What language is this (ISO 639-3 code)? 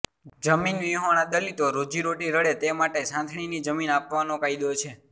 guj